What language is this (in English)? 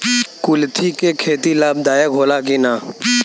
Bhojpuri